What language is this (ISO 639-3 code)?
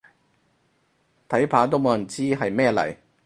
yue